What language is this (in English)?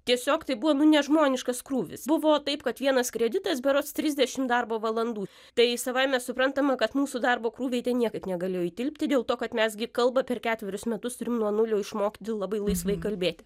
Lithuanian